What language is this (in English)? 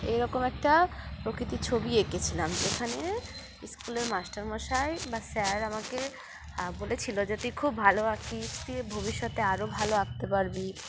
Bangla